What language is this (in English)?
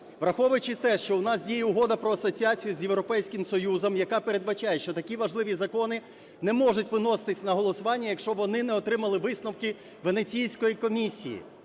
Ukrainian